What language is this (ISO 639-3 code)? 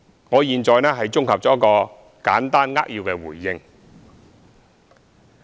yue